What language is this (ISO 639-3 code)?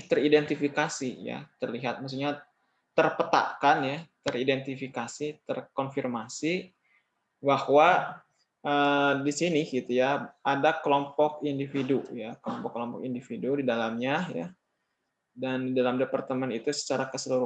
ind